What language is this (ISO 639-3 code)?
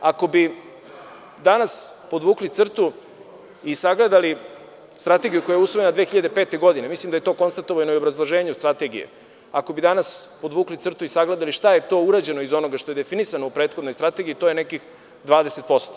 srp